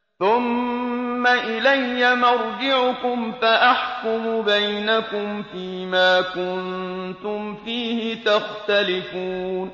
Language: Arabic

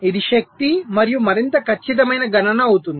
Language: Telugu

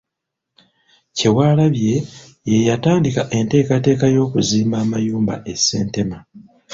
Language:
Ganda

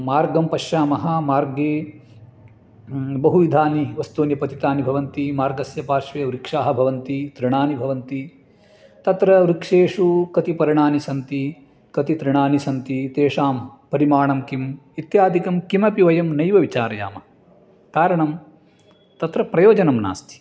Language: Sanskrit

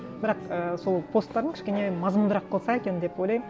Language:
Kazakh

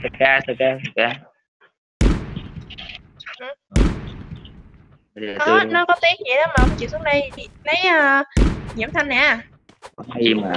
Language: Vietnamese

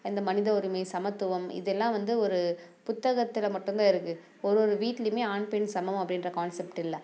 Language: Tamil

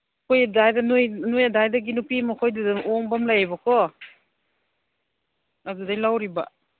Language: Manipuri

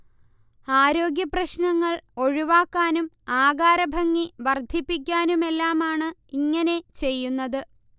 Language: Malayalam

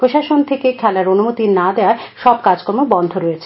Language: Bangla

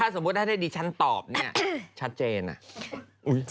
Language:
Thai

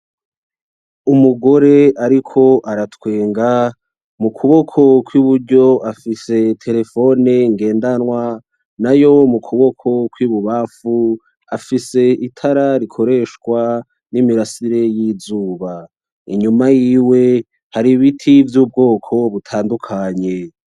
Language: Rundi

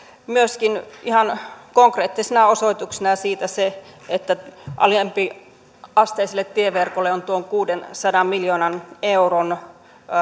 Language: Finnish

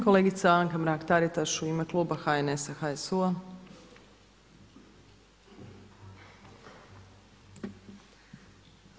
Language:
Croatian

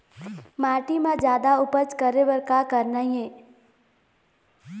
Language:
Chhattisgarhi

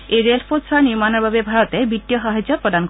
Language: Assamese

